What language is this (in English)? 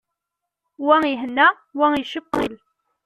Kabyle